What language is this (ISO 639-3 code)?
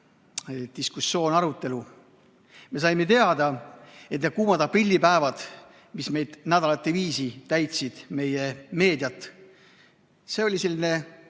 est